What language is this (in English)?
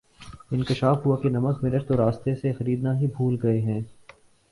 Urdu